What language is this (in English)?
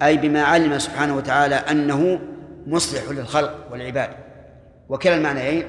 Arabic